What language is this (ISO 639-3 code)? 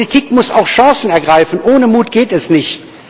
deu